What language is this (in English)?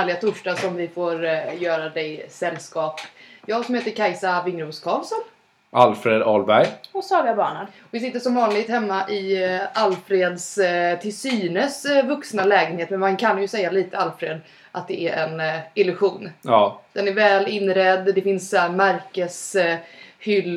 Swedish